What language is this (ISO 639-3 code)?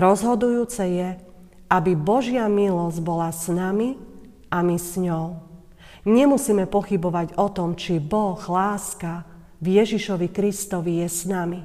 slk